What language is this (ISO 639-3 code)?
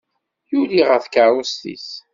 kab